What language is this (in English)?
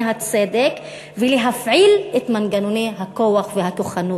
Hebrew